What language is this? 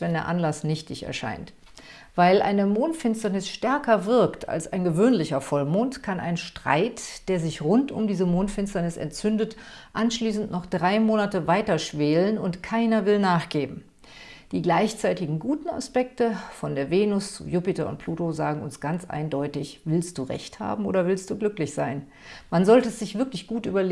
German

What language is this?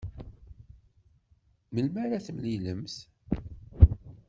Kabyle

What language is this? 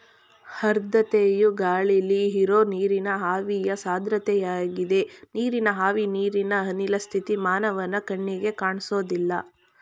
Kannada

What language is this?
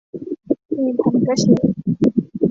Thai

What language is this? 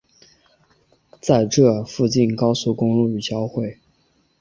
Chinese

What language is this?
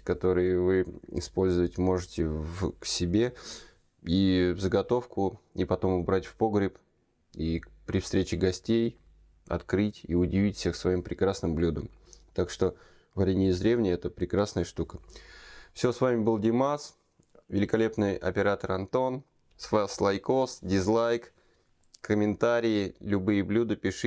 Russian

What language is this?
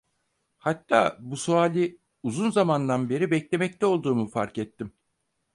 Turkish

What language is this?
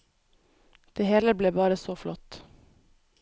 Norwegian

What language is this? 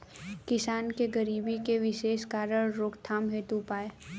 Bhojpuri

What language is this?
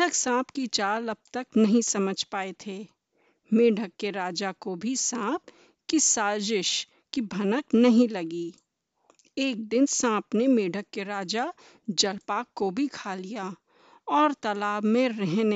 Hindi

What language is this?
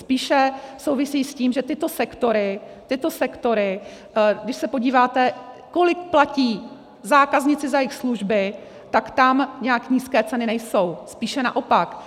Czech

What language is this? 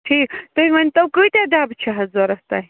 Kashmiri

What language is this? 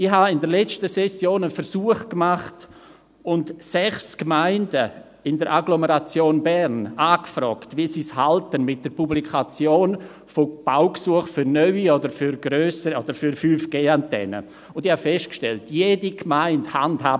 Swiss German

